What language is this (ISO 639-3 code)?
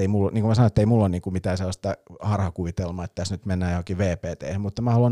fin